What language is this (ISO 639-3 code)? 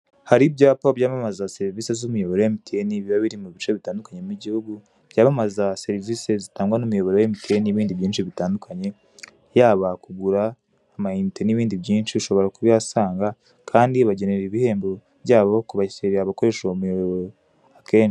kin